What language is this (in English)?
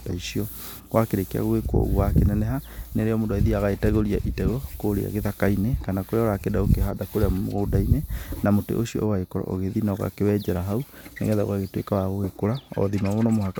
Kikuyu